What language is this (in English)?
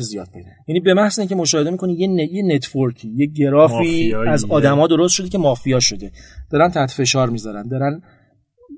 Persian